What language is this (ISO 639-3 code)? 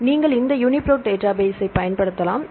tam